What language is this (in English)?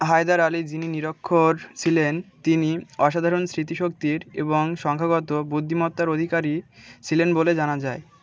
Bangla